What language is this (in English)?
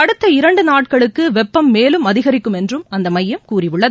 Tamil